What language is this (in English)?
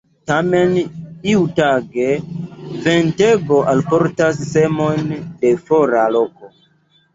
Esperanto